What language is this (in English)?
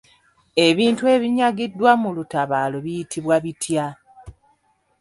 Ganda